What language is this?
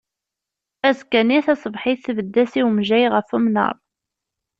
Kabyle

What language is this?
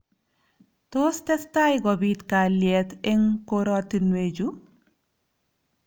Kalenjin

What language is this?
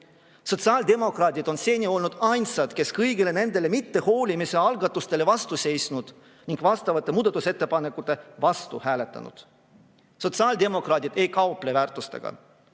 Estonian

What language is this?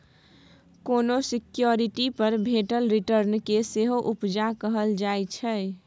Maithili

